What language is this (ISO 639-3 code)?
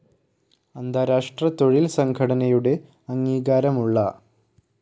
mal